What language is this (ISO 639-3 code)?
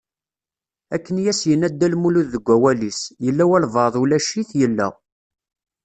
kab